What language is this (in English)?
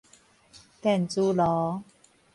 Min Nan Chinese